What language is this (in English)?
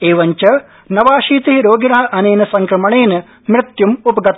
Sanskrit